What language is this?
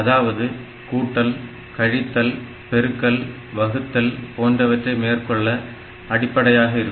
Tamil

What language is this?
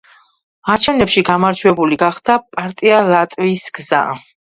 Georgian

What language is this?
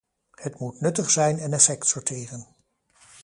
Dutch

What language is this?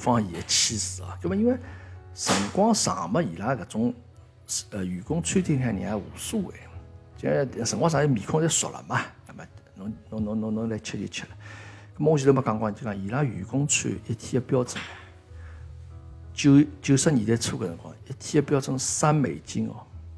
Chinese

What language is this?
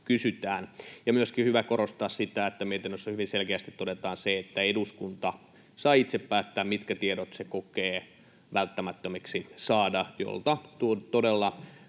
Finnish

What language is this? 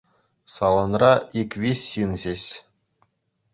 Chuvash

